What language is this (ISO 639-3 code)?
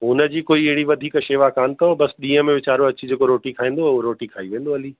snd